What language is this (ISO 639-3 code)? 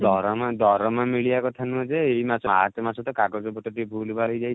ori